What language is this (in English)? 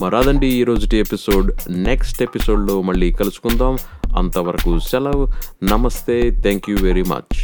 Telugu